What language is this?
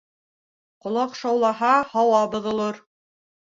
Bashkir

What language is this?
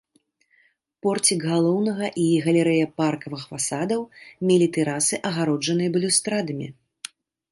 Belarusian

